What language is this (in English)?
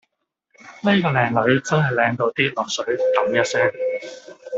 Cantonese